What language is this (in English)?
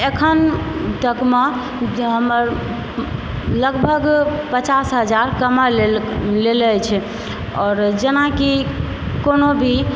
Maithili